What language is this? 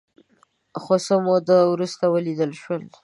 Pashto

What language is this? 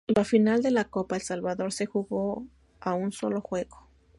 Spanish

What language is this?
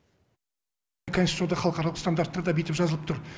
Kazakh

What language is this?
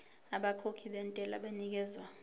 Zulu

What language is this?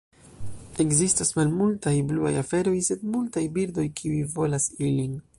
Esperanto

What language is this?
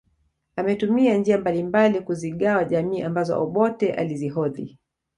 Swahili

